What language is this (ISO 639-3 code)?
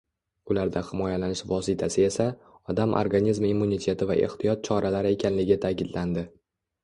uzb